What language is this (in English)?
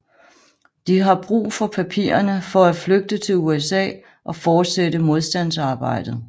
Danish